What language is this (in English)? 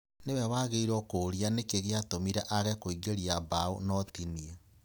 Kikuyu